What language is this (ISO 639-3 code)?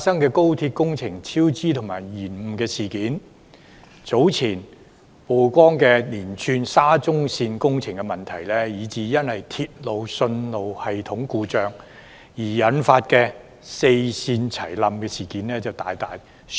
yue